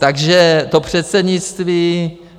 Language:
Czech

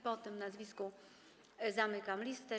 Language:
Polish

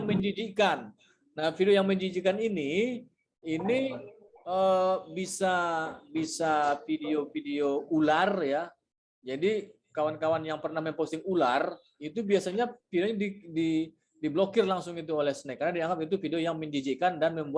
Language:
Indonesian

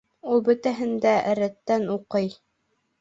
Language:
Bashkir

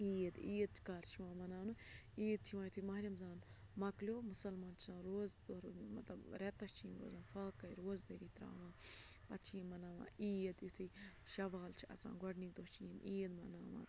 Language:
Kashmiri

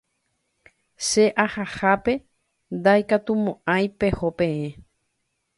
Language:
Guarani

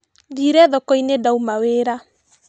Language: Kikuyu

